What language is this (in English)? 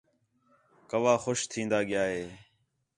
Khetrani